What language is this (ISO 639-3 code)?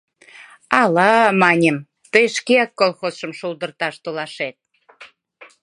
chm